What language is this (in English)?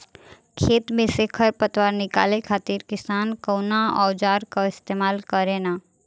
Bhojpuri